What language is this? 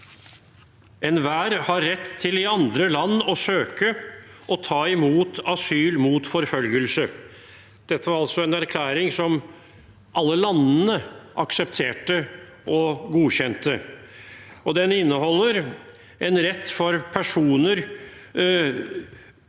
Norwegian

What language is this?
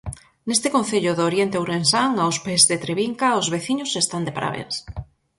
Galician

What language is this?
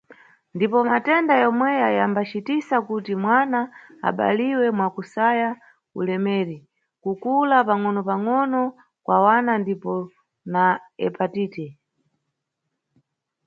Nyungwe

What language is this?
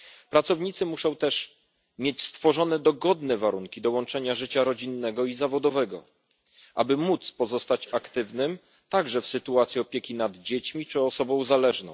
Polish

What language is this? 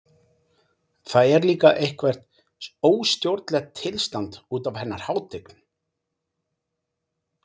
Icelandic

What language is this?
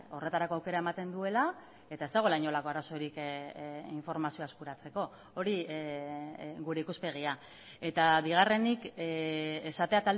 Basque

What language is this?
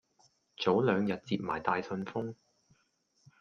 Cantonese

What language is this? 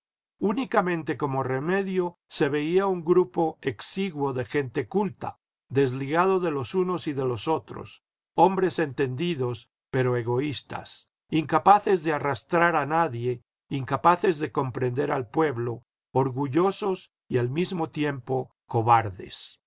Spanish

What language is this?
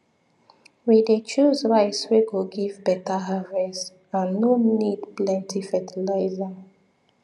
Nigerian Pidgin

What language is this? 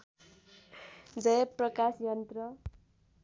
Nepali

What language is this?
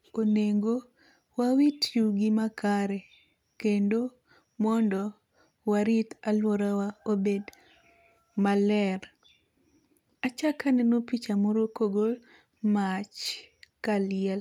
Luo (Kenya and Tanzania)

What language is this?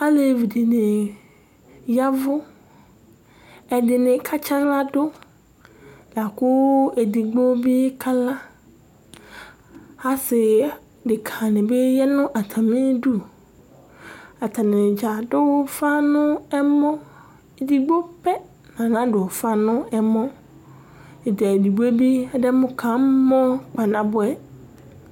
Ikposo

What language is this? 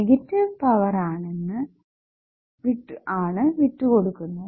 Malayalam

